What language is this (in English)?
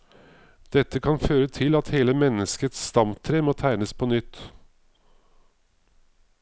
Norwegian